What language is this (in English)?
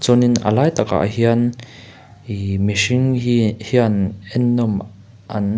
Mizo